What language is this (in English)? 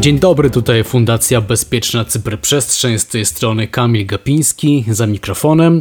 Polish